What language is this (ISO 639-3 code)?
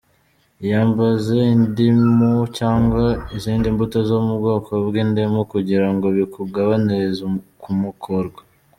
kin